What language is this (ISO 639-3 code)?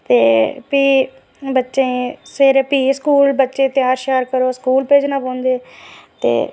doi